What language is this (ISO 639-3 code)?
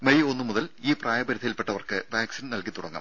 mal